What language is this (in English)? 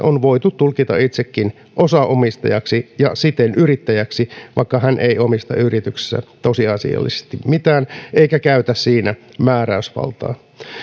Finnish